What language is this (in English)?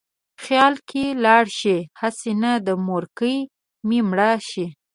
Pashto